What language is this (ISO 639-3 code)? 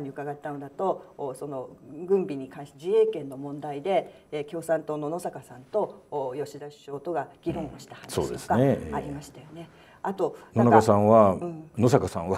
jpn